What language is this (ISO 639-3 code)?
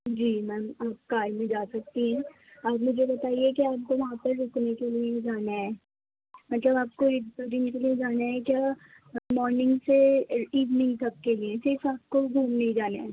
urd